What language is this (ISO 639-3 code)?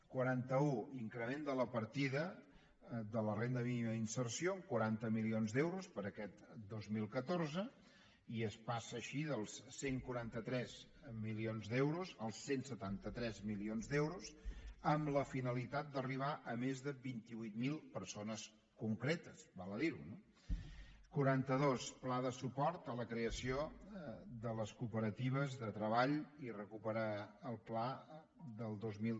cat